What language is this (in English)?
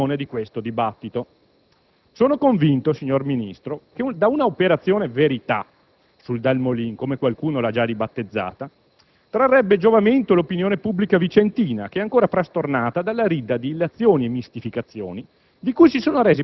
Italian